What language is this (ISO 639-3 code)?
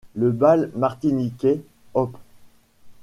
fra